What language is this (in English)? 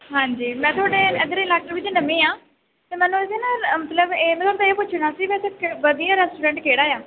Punjabi